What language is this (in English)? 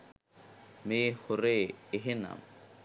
Sinhala